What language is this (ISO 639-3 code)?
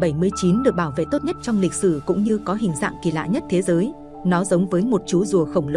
vie